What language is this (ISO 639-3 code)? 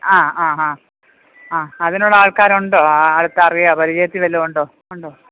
mal